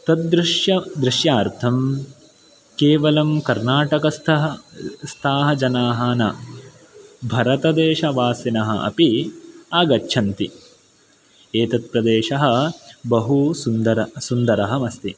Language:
Sanskrit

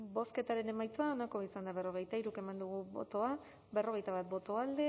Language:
Basque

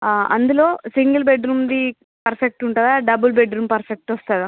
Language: Telugu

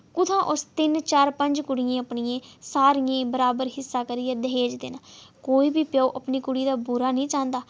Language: Dogri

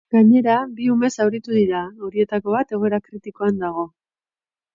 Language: Basque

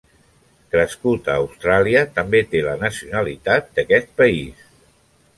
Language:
Catalan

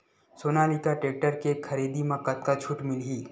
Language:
Chhattisgarhi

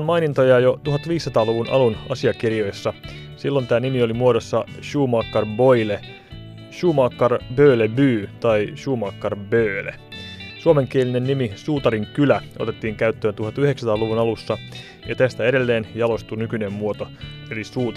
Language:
Finnish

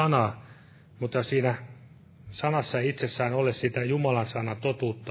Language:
Finnish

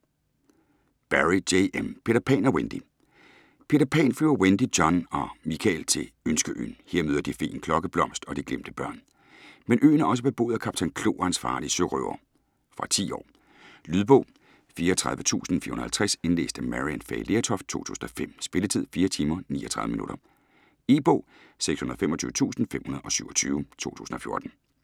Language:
Danish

